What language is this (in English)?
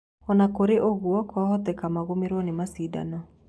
Kikuyu